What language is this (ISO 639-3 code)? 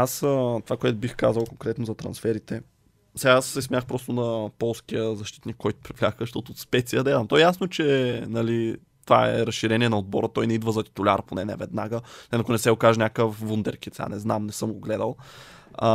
bul